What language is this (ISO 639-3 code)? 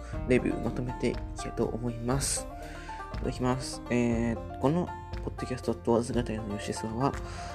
jpn